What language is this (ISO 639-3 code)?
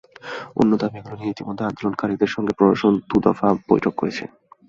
ben